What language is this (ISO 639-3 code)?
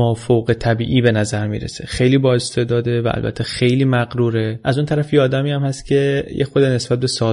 fas